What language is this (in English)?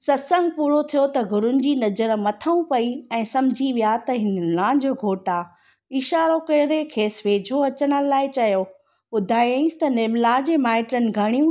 Sindhi